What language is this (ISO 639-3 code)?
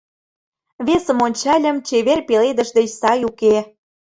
chm